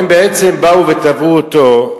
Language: Hebrew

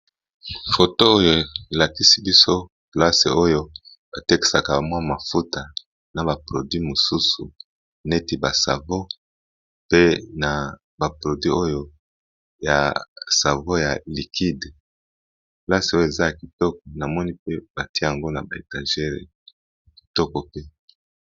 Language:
Lingala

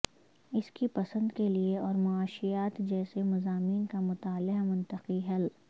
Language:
Urdu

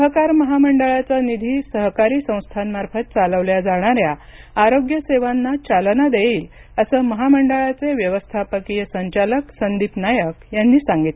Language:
Marathi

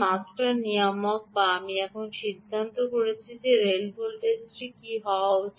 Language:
Bangla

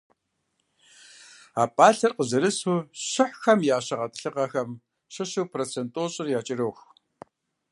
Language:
Kabardian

